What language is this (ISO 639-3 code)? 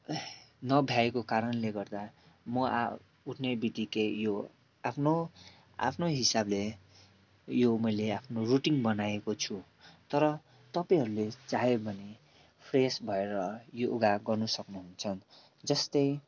nep